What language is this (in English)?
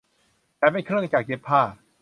Thai